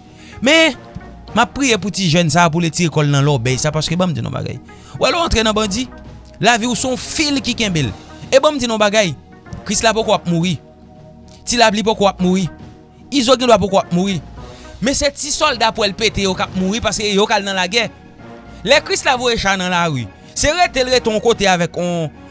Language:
French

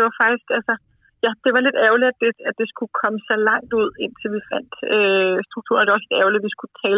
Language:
Danish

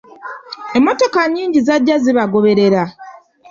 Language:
Ganda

